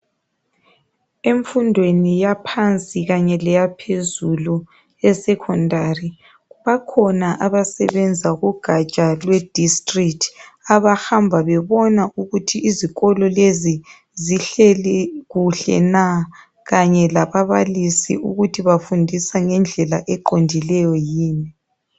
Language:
North Ndebele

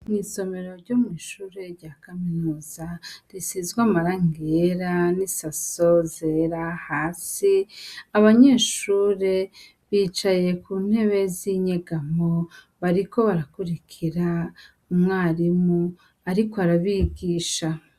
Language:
Rundi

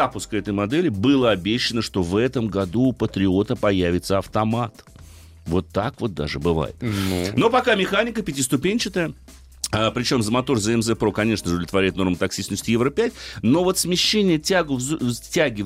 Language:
Russian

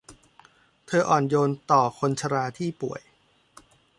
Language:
Thai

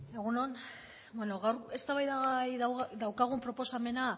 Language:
Basque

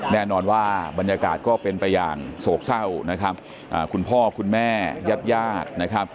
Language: Thai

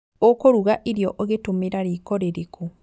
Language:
Kikuyu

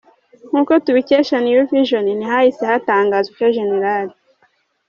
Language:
Kinyarwanda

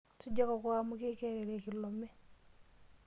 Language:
Masai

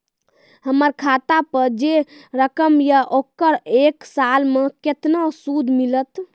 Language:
Maithili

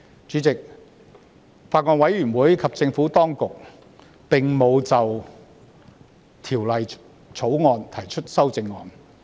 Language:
Cantonese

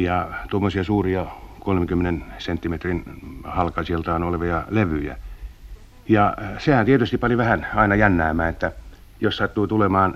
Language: Finnish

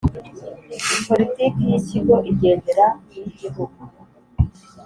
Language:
Kinyarwanda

